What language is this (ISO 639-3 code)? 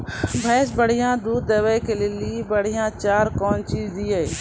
mai